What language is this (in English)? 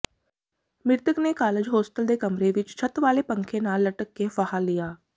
Punjabi